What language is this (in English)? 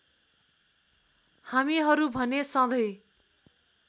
Nepali